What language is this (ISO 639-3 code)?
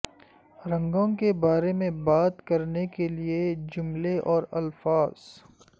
urd